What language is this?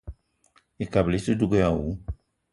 Eton (Cameroon)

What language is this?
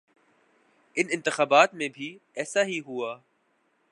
Urdu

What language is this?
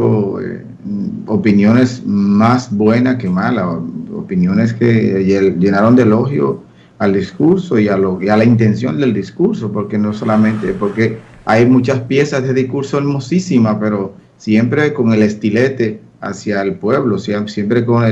Spanish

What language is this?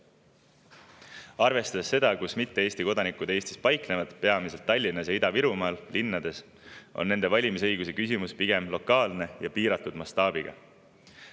Estonian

